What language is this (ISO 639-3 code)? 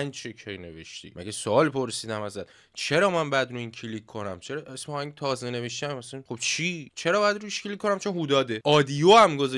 fas